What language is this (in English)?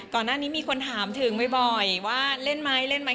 Thai